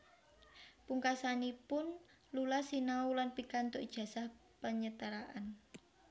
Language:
Javanese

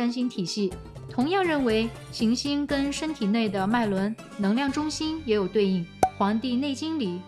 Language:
Chinese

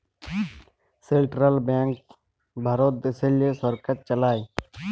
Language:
Bangla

